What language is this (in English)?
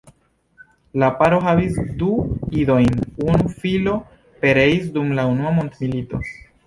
Esperanto